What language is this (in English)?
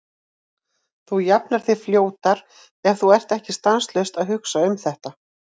Icelandic